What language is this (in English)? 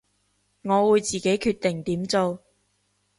Cantonese